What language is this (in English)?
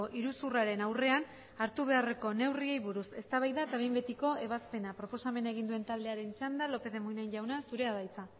Basque